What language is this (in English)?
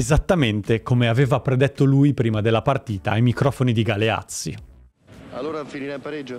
Italian